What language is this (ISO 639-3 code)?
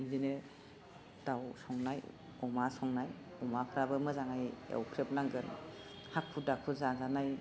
brx